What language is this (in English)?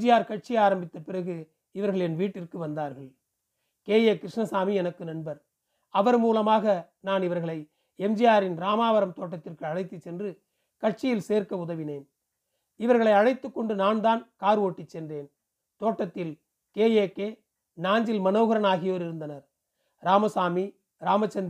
Tamil